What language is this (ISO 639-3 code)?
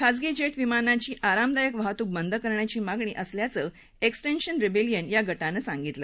mar